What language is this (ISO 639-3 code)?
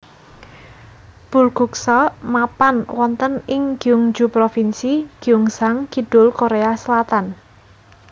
jav